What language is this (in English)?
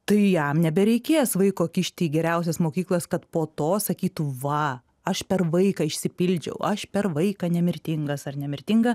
Lithuanian